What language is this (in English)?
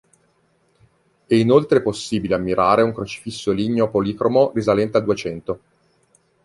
Italian